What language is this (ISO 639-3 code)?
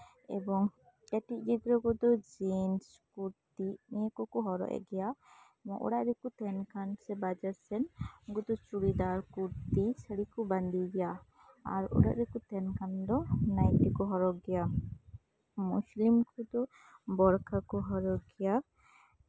sat